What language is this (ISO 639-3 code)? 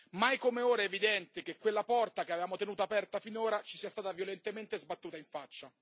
ita